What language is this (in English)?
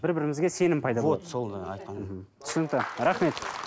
Kazakh